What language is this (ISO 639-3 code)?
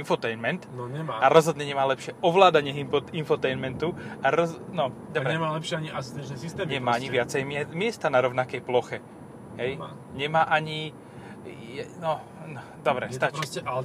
slk